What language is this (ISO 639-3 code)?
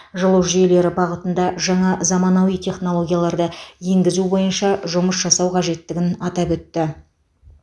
kaz